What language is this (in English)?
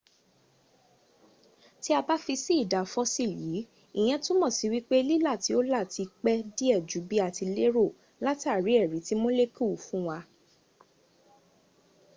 Yoruba